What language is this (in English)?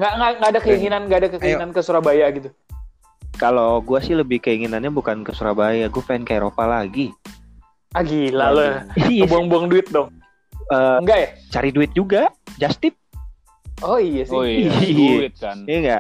Indonesian